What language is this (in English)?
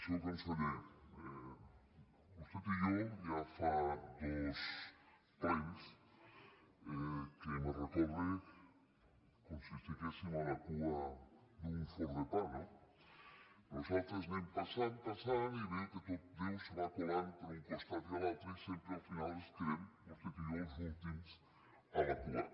Catalan